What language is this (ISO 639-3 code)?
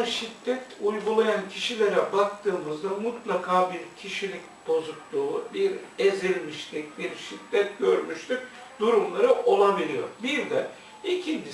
tur